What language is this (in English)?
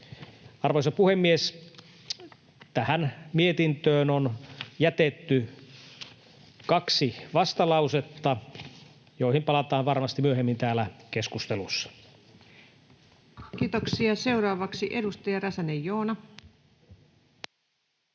Finnish